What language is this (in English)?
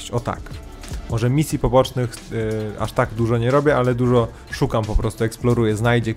Polish